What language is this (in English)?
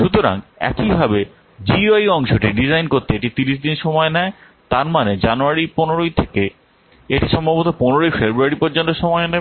Bangla